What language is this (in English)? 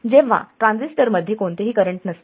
Marathi